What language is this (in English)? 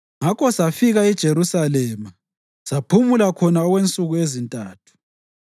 North Ndebele